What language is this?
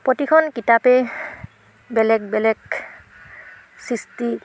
Assamese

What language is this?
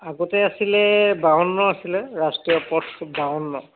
Assamese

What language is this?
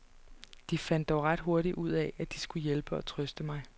Danish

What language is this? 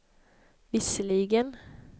Swedish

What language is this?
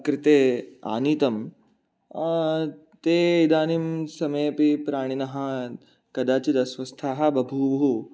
Sanskrit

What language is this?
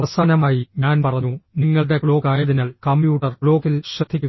Malayalam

